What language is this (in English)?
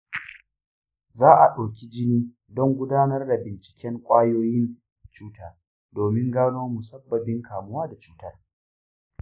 Hausa